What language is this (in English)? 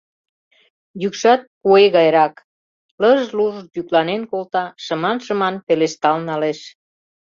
Mari